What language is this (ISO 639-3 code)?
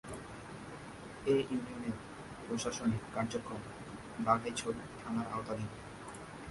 ben